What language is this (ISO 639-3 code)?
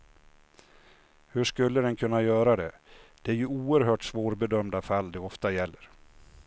swe